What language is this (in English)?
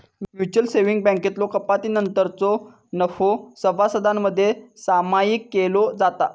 Marathi